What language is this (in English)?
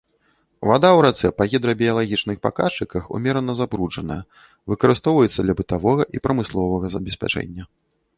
Belarusian